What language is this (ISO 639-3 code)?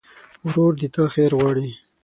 pus